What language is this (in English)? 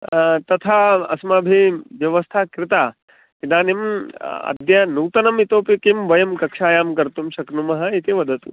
Sanskrit